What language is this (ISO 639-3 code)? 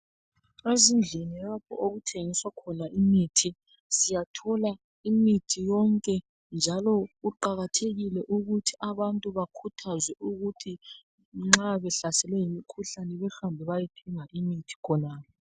nde